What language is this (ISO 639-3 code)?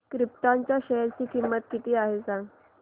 mar